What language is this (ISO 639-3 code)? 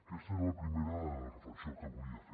cat